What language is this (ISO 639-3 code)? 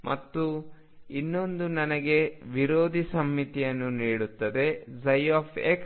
kan